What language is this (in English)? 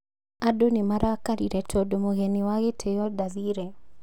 Kikuyu